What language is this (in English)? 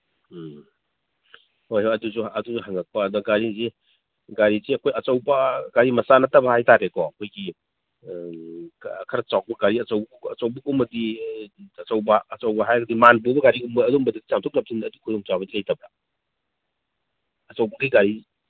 Manipuri